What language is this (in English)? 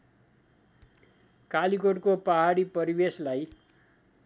Nepali